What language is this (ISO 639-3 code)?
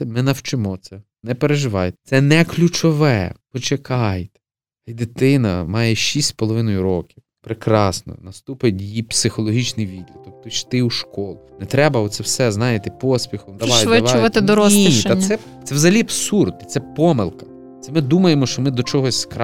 ukr